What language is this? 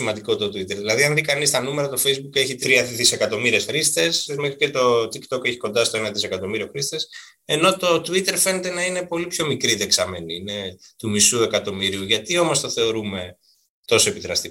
Greek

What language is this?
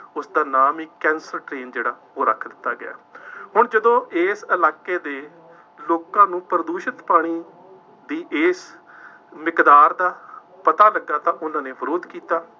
Punjabi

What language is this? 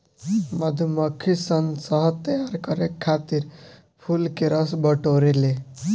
Bhojpuri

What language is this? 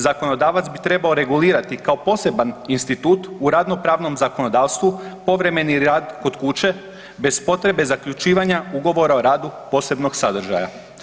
Croatian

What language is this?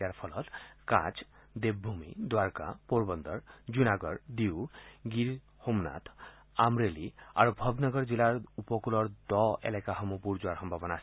Assamese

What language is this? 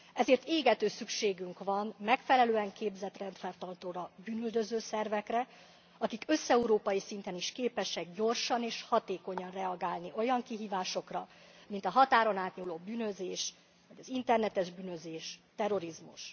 Hungarian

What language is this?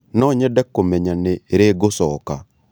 Kikuyu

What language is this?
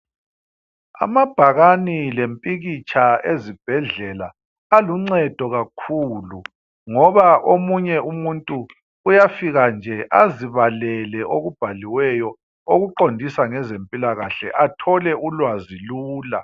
North Ndebele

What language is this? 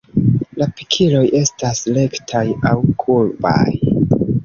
Esperanto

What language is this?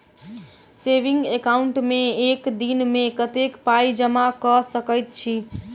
Maithili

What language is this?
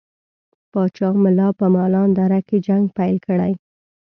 Pashto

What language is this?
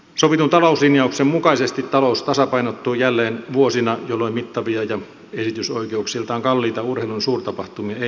Finnish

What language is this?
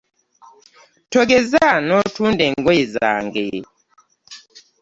Ganda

